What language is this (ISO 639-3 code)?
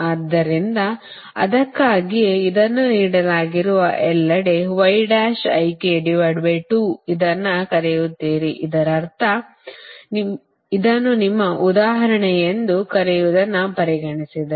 kan